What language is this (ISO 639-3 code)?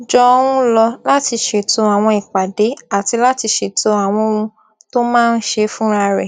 yor